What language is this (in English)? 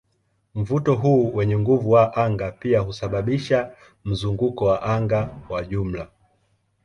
Swahili